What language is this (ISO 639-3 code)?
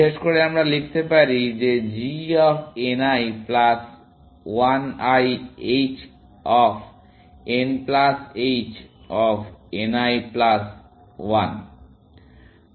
ben